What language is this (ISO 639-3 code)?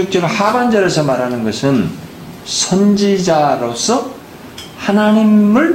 kor